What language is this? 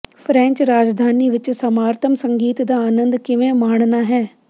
Punjabi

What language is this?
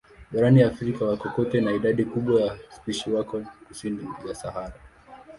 Swahili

